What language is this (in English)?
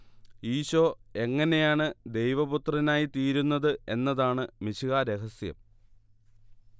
Malayalam